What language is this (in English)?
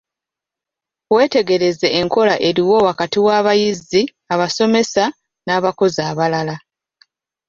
Ganda